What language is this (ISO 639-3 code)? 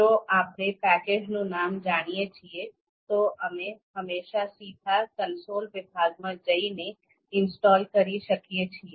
guj